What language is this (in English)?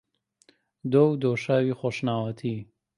Central Kurdish